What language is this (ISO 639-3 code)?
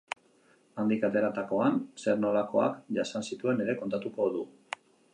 eus